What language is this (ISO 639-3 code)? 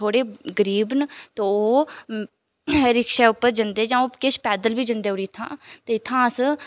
doi